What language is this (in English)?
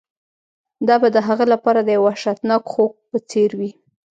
Pashto